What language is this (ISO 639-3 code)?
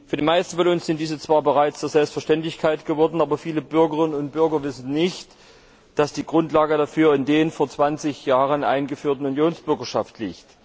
deu